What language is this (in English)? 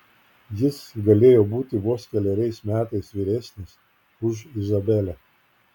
Lithuanian